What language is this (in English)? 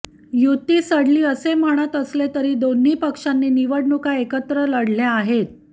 Marathi